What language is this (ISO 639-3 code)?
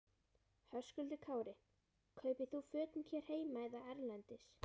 isl